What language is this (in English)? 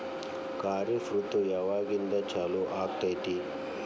Kannada